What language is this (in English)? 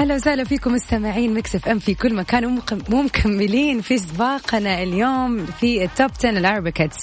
Arabic